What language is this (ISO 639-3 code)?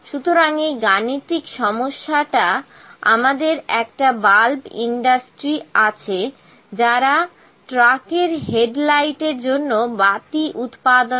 ben